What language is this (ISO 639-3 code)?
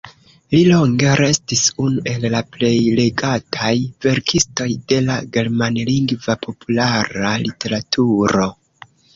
epo